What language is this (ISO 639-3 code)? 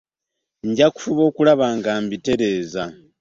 lug